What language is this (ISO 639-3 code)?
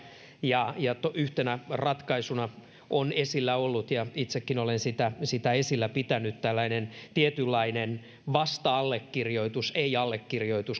fin